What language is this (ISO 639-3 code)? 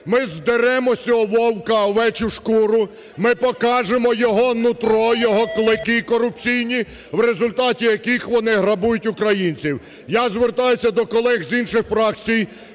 ukr